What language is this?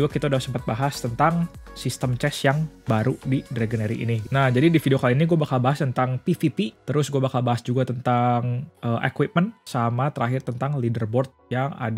Indonesian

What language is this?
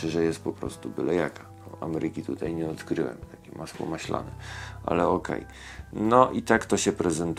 Polish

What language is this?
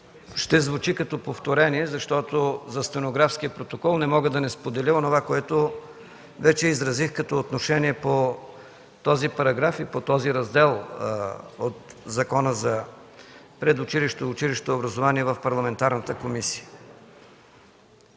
Bulgarian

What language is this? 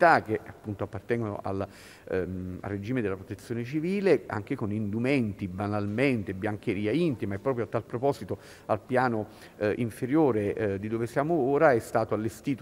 Italian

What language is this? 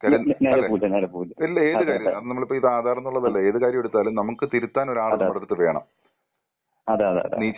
Malayalam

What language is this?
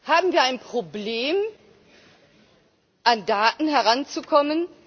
German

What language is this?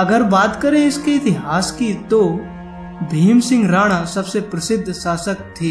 Hindi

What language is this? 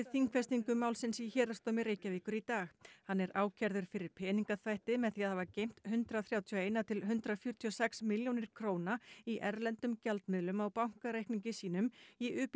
Icelandic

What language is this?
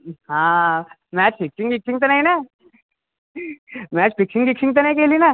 Marathi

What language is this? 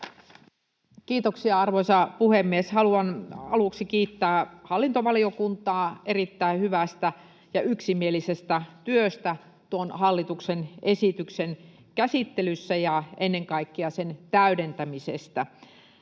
Finnish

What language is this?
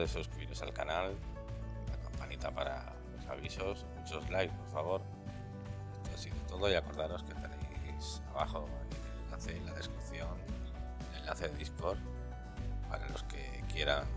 Spanish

